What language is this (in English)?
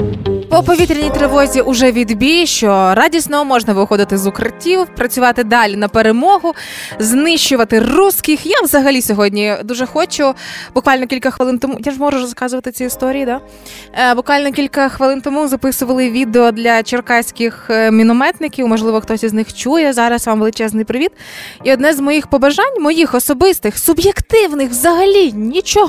Ukrainian